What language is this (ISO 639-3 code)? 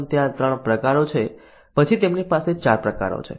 guj